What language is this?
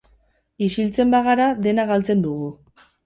Basque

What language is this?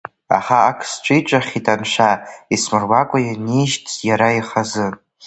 Abkhazian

